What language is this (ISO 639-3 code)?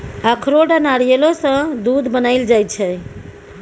mai